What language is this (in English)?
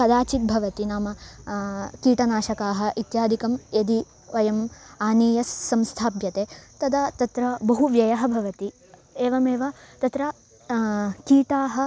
Sanskrit